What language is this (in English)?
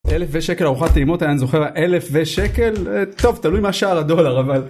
Hebrew